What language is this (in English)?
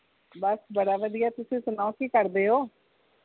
Punjabi